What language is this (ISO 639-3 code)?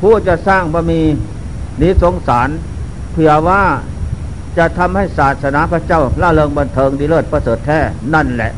tha